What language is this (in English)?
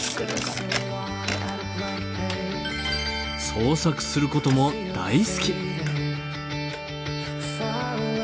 Japanese